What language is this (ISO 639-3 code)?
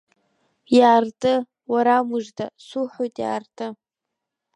abk